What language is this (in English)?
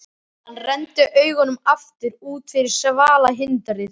Icelandic